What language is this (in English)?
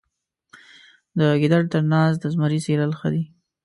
Pashto